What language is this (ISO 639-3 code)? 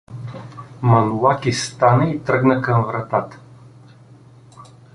bul